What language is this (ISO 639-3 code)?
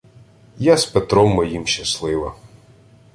ukr